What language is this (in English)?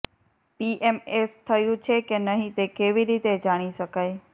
Gujarati